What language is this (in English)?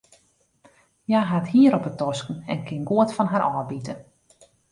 Western Frisian